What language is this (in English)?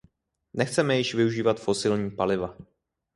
Czech